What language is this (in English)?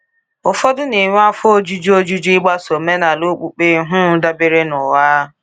Igbo